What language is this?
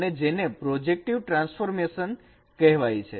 Gujarati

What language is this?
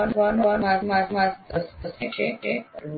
Gujarati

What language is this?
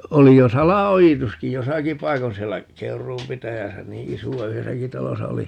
Finnish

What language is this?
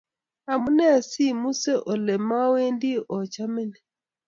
Kalenjin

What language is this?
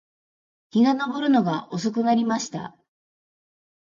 Japanese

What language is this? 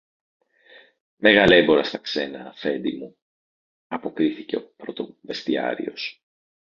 Greek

